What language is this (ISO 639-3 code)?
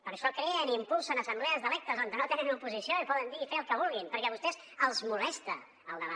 cat